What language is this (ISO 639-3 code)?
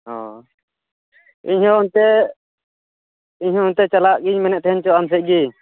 sat